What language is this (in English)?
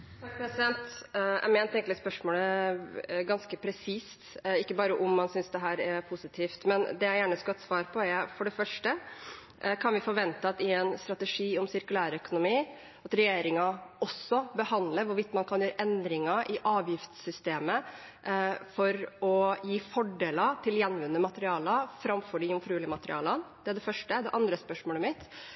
Norwegian Bokmål